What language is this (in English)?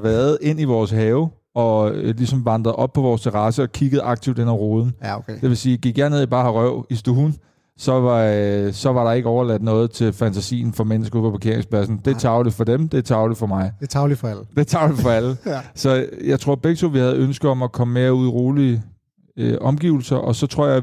Danish